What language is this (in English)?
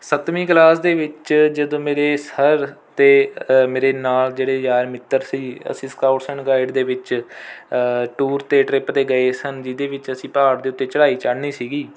Punjabi